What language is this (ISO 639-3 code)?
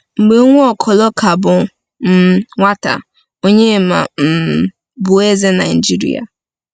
ibo